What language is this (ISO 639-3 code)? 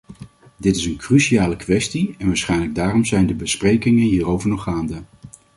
nld